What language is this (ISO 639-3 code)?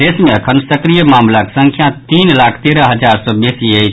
mai